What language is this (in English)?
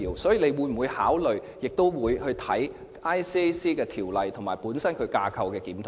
Cantonese